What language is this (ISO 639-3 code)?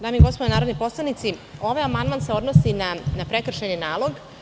srp